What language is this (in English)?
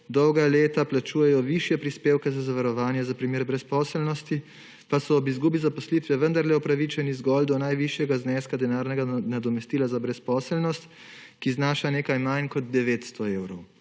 Slovenian